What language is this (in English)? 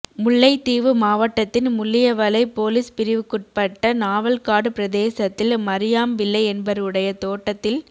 Tamil